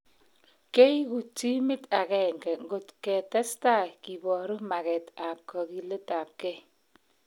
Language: Kalenjin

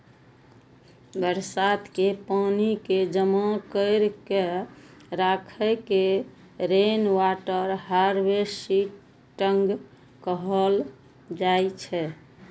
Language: Maithili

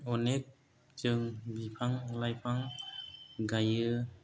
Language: Bodo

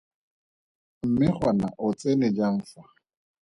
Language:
Tswana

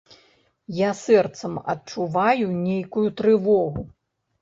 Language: Belarusian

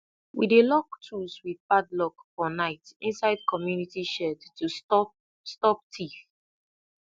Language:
Nigerian Pidgin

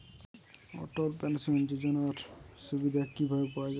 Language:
Bangla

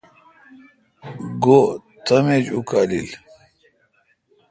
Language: Kalkoti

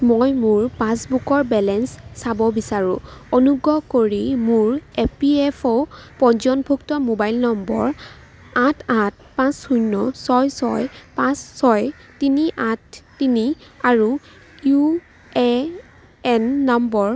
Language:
Assamese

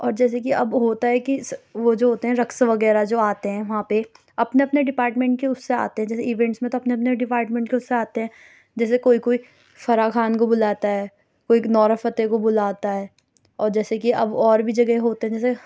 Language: Urdu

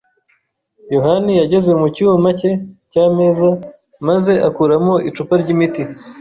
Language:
Kinyarwanda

